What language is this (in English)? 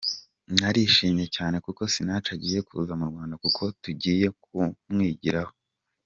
Kinyarwanda